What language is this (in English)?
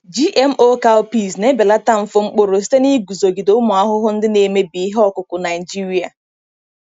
Igbo